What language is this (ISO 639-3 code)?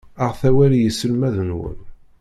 kab